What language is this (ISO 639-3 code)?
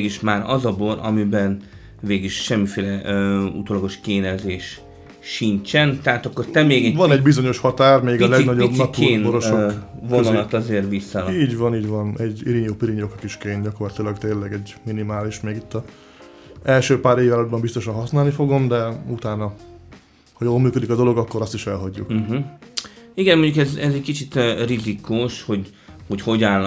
hun